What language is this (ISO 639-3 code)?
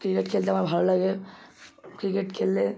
ben